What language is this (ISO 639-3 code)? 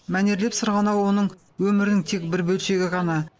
kaz